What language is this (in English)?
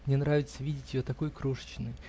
Russian